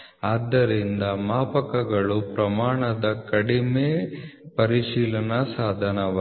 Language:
Kannada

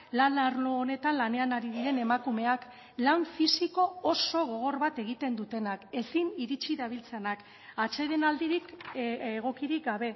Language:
Basque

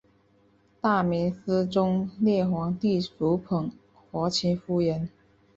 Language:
Chinese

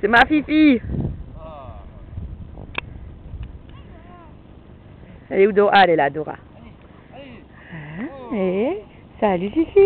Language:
French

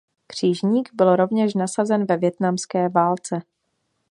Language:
Czech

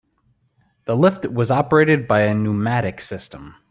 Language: English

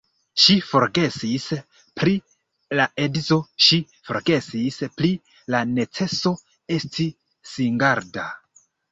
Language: Esperanto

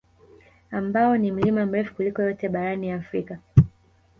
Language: Swahili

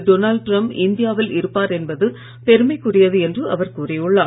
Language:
Tamil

